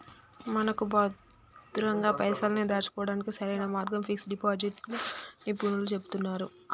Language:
Telugu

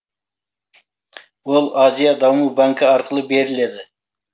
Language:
Kazakh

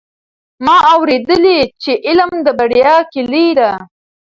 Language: Pashto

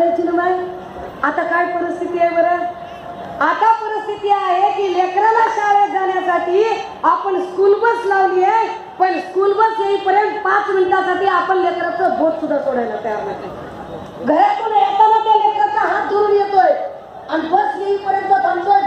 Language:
Marathi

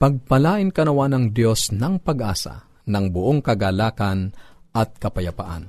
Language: Filipino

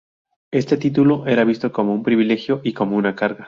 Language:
Spanish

